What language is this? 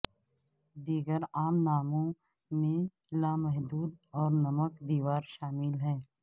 Urdu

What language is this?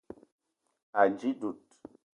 Eton (Cameroon)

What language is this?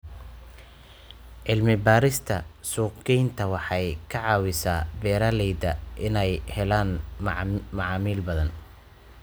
Somali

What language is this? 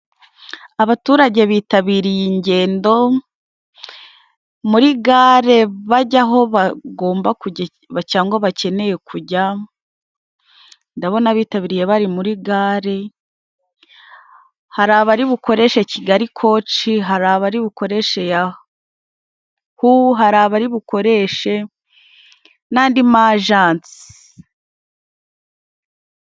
Kinyarwanda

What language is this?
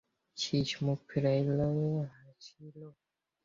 Bangla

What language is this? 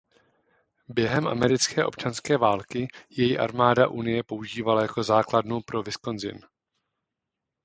Czech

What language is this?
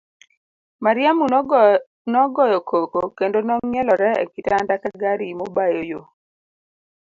Luo (Kenya and Tanzania)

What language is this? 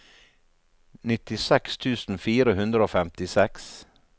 Norwegian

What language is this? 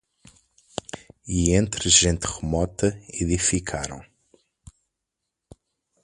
Portuguese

